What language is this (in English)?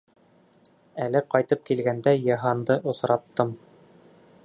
Bashkir